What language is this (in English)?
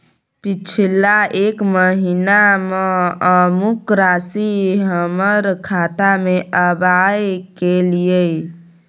Maithili